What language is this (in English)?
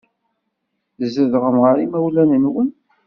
Kabyle